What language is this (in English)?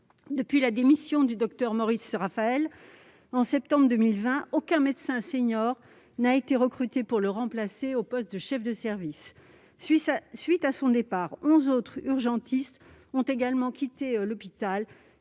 French